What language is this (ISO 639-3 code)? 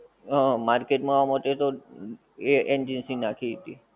guj